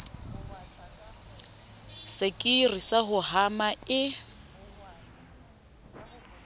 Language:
Southern Sotho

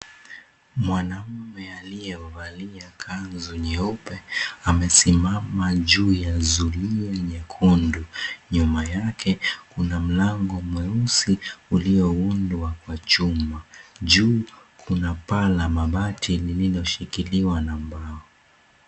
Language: Swahili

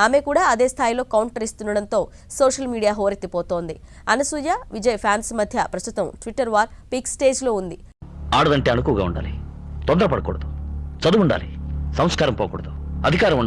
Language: Telugu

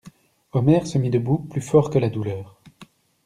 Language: French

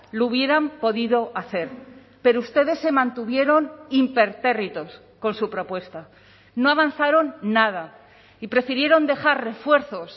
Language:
Spanish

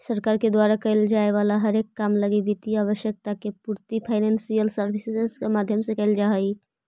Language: Magahi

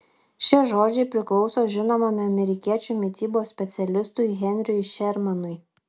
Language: Lithuanian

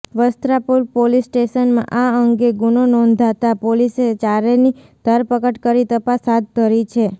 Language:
Gujarati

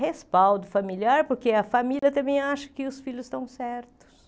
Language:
Portuguese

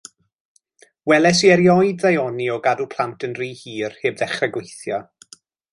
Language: Welsh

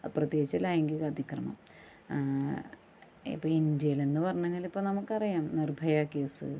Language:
Malayalam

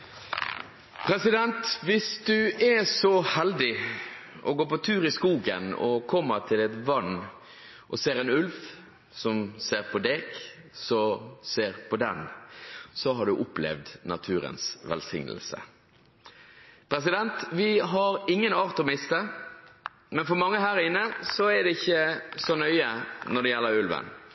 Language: Norwegian Bokmål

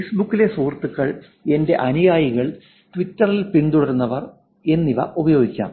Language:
Malayalam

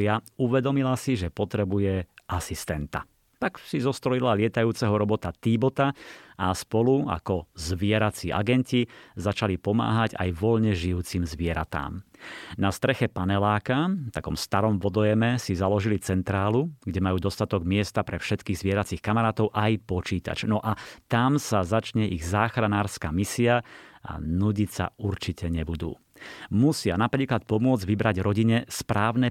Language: Slovak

